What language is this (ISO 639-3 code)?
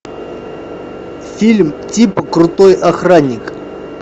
rus